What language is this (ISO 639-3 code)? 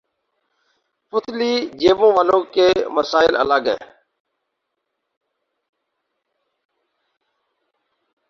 urd